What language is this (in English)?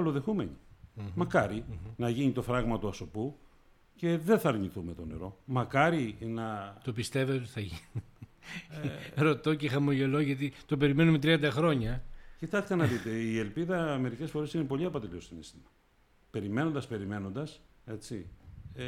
Greek